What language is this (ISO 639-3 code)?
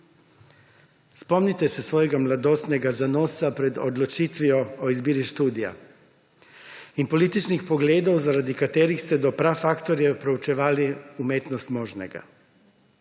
slv